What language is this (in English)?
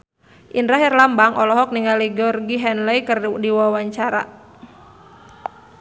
Sundanese